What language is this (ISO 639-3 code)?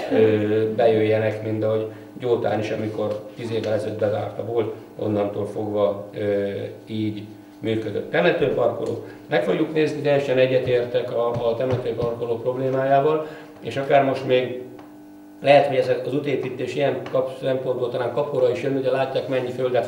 hun